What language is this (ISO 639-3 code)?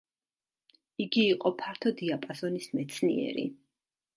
kat